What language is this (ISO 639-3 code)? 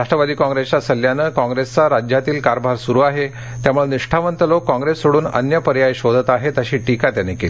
mar